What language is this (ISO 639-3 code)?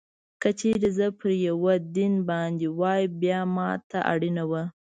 pus